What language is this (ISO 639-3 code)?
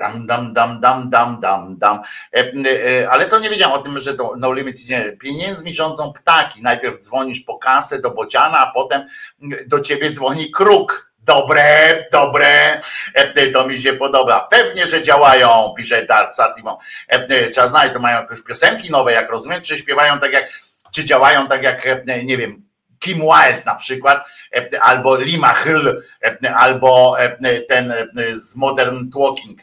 pol